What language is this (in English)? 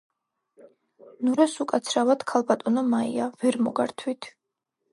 Georgian